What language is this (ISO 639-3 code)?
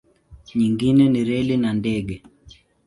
swa